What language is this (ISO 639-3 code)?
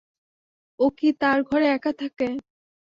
ben